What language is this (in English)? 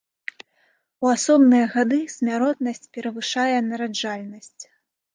Belarusian